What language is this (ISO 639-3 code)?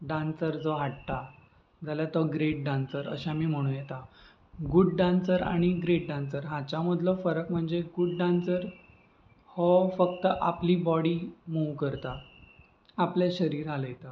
kok